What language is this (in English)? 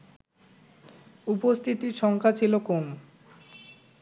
Bangla